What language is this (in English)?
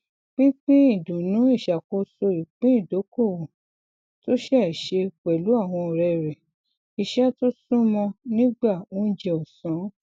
Yoruba